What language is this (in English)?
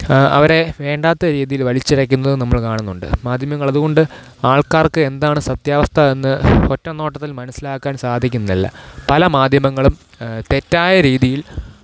Malayalam